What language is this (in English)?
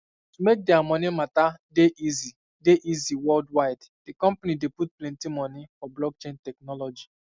Nigerian Pidgin